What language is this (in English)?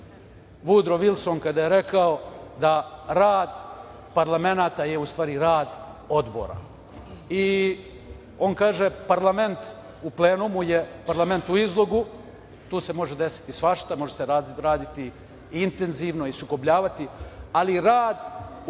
Serbian